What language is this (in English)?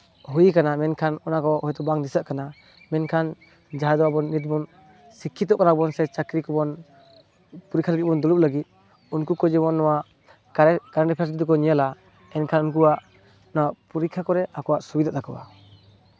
Santali